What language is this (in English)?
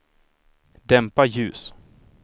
Swedish